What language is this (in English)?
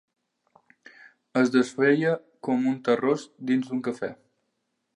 Catalan